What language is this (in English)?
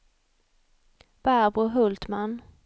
Swedish